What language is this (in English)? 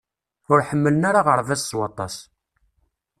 Kabyle